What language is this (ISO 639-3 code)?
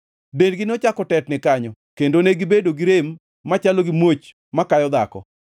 luo